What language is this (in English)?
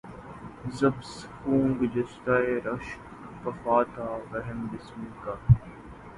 Urdu